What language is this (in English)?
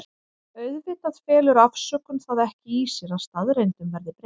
Icelandic